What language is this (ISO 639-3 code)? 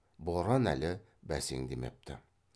kaz